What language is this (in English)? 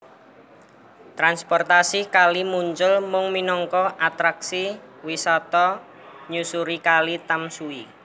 Javanese